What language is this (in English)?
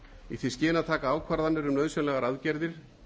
Icelandic